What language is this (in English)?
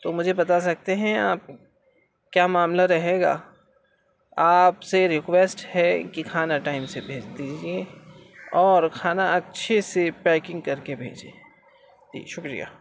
Urdu